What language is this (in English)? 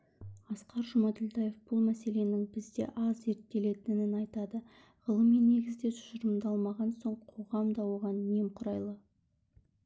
Kazakh